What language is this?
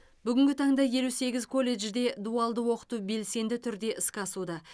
Kazakh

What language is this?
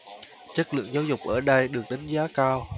Vietnamese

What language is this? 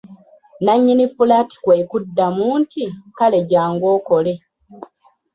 Ganda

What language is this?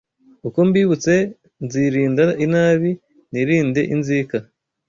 Kinyarwanda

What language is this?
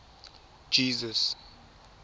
Tswana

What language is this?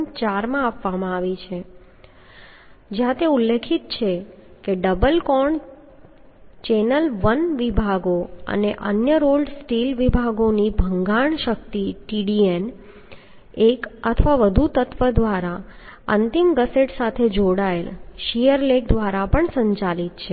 Gujarati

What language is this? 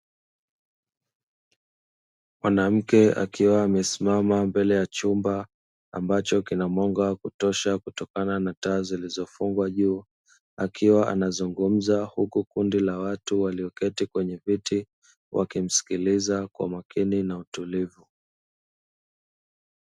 Swahili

